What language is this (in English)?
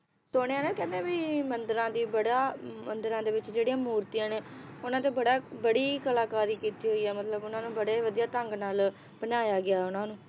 Punjabi